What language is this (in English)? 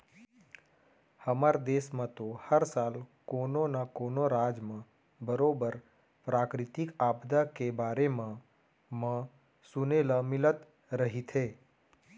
Chhattisgarhi